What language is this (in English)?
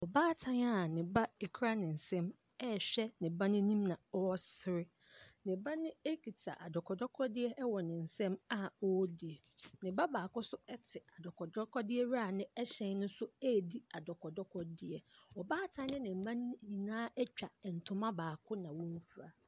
Akan